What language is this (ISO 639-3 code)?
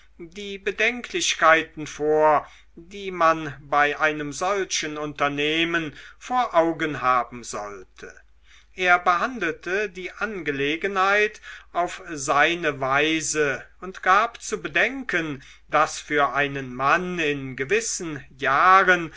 deu